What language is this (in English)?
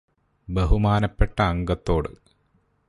Malayalam